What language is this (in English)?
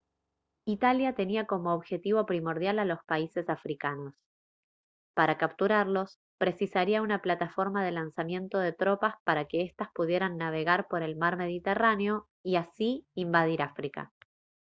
Spanish